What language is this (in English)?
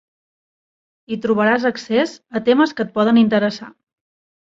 Catalan